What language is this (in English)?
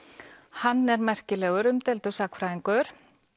Icelandic